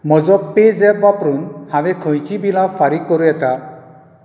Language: Konkani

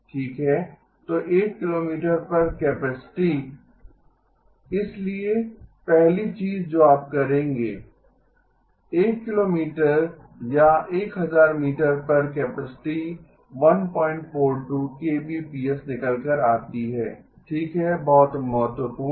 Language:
Hindi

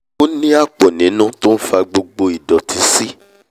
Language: Yoruba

